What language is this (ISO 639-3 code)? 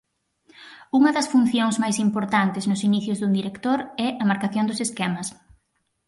glg